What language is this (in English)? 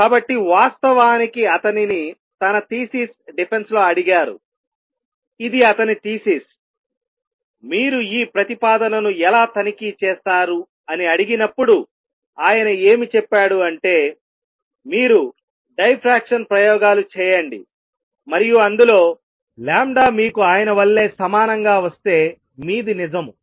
Telugu